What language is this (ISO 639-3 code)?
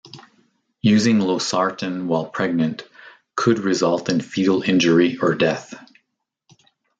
eng